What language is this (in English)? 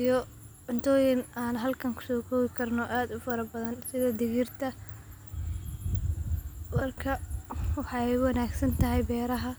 Somali